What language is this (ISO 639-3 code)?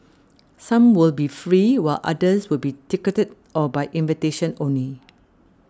eng